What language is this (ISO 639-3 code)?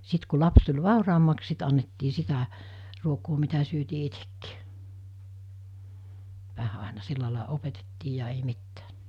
fin